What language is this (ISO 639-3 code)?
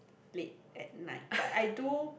eng